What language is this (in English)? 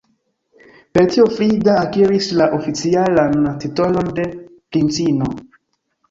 Esperanto